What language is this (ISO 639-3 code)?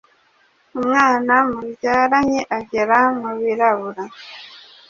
kin